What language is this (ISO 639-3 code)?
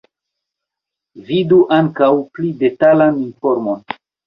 epo